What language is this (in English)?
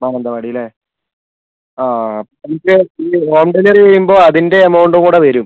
Malayalam